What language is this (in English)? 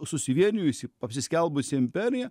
Lithuanian